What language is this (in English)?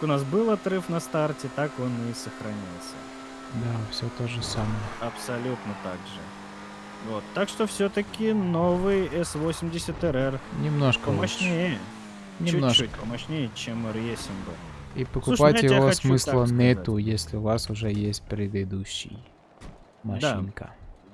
Russian